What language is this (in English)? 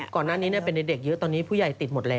Thai